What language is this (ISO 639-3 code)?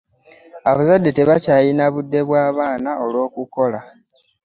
lug